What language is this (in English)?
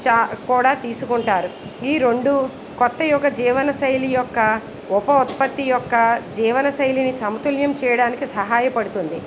Telugu